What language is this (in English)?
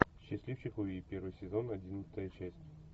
Russian